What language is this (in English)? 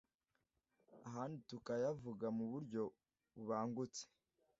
Kinyarwanda